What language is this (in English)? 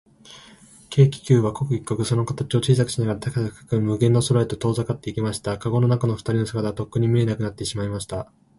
Japanese